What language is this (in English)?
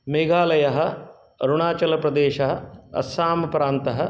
Sanskrit